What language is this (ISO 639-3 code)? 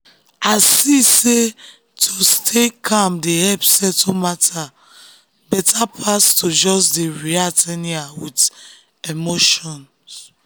pcm